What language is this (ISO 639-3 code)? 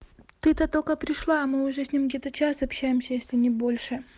rus